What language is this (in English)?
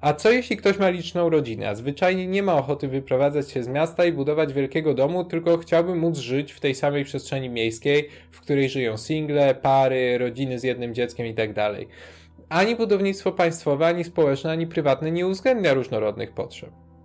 Polish